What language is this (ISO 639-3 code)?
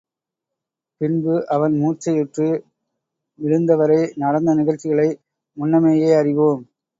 tam